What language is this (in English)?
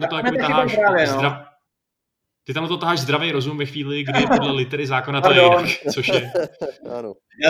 Czech